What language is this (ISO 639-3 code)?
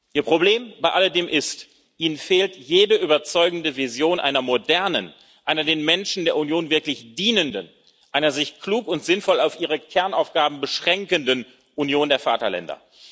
deu